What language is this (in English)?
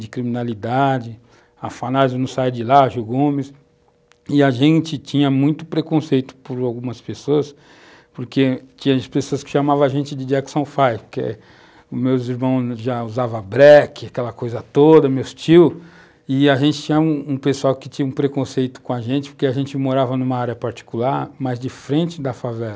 Portuguese